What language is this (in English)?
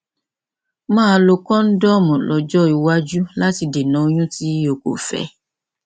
Yoruba